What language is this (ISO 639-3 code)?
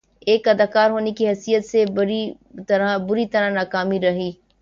urd